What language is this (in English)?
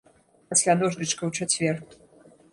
Belarusian